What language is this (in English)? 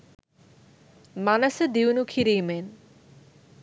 Sinhala